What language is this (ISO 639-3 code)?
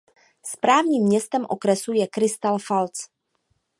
ces